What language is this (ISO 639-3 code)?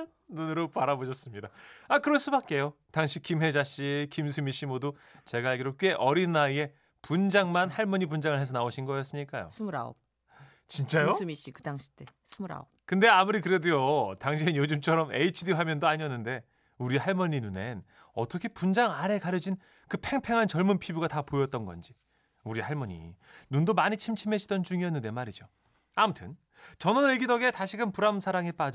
kor